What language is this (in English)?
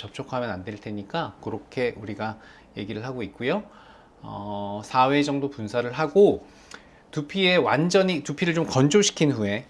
Korean